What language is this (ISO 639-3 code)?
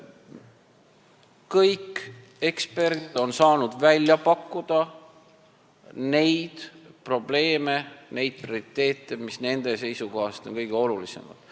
est